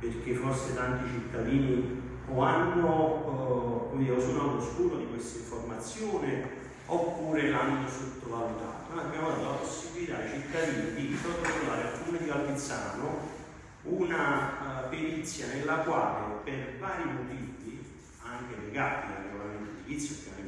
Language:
Italian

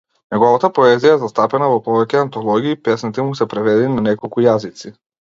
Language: Macedonian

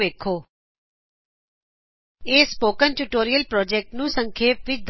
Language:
Punjabi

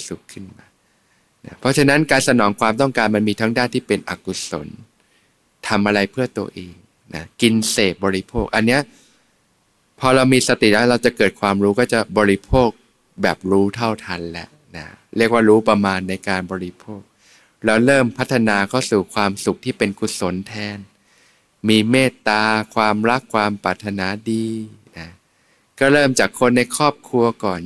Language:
Thai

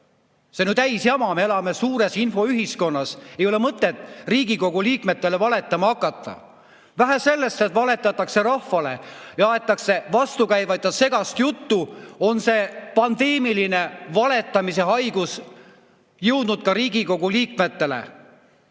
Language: Estonian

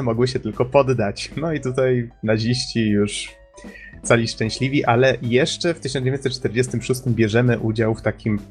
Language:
Polish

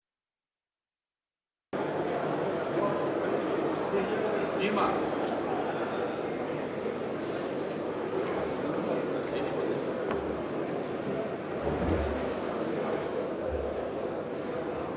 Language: Ukrainian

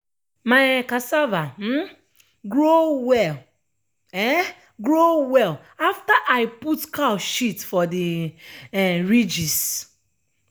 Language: Nigerian Pidgin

